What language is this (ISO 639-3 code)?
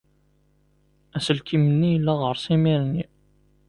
kab